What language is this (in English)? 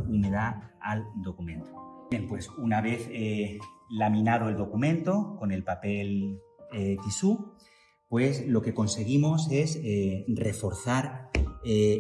Spanish